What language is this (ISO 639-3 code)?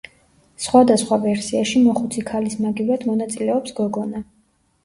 kat